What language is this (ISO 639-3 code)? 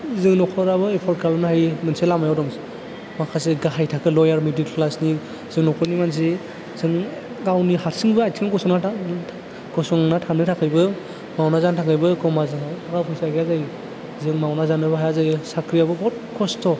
brx